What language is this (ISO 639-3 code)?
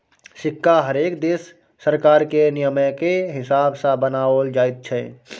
mai